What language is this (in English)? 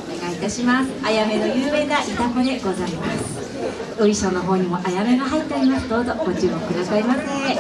Japanese